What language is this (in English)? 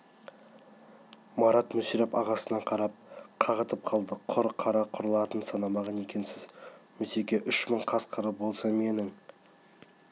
Kazakh